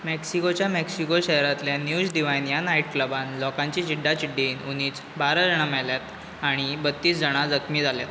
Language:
Konkani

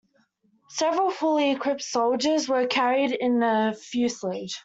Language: English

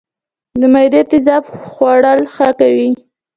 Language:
Pashto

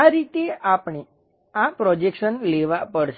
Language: Gujarati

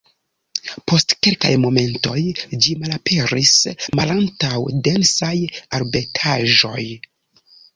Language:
Esperanto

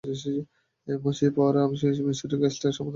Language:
Bangla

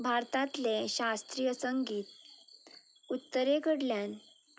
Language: Konkani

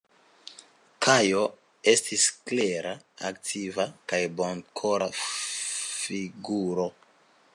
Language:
Esperanto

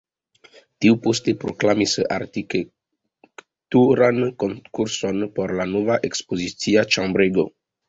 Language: Esperanto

